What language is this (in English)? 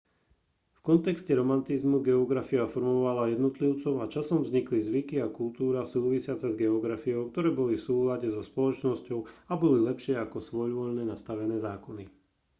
Slovak